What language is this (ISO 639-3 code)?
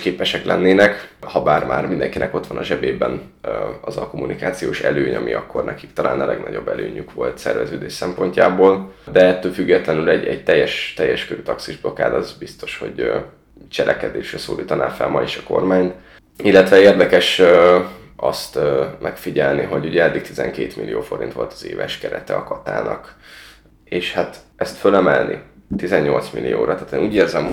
hun